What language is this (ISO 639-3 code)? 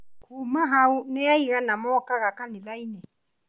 kik